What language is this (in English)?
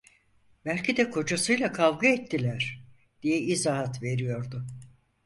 Turkish